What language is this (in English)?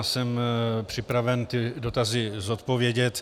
Czech